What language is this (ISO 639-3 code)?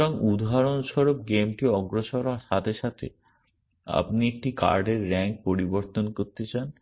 ben